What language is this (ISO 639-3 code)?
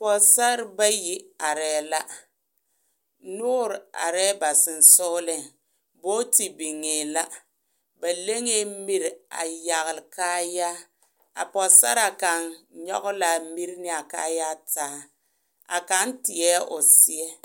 dga